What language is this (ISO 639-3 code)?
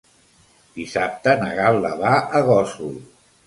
cat